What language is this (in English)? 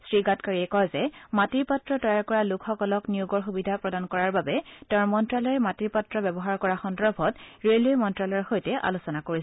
Assamese